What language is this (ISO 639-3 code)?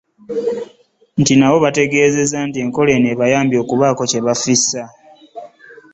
lug